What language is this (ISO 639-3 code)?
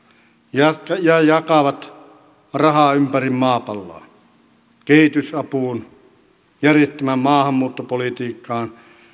fin